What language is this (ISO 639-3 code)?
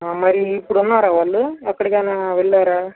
tel